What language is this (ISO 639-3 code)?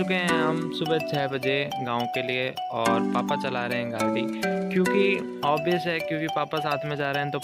hin